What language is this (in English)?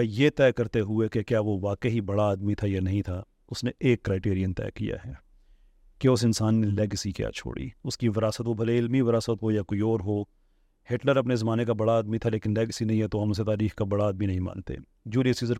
Urdu